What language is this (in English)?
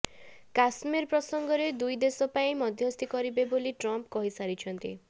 Odia